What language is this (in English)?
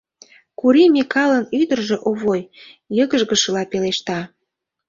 Mari